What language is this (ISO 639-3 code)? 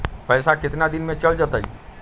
mag